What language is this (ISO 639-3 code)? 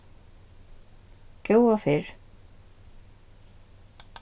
fao